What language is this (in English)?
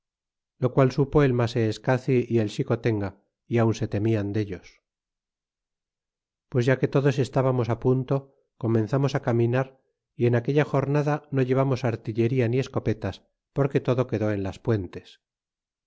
Spanish